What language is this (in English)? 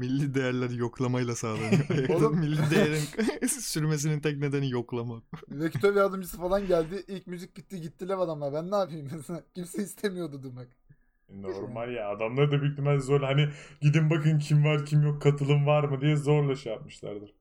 Turkish